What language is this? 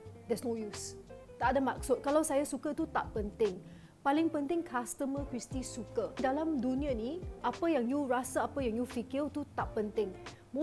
Malay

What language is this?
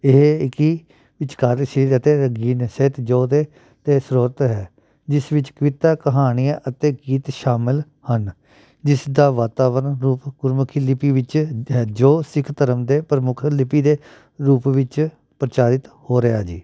Punjabi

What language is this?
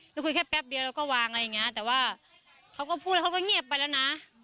Thai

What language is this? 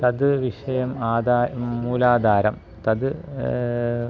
Sanskrit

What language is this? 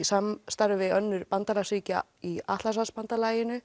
Icelandic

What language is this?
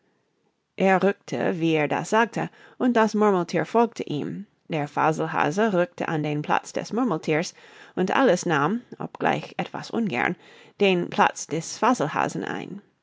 German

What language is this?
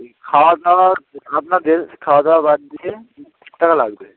Bangla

